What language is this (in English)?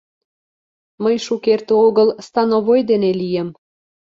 Mari